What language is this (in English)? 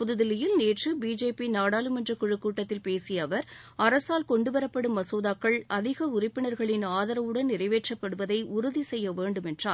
Tamil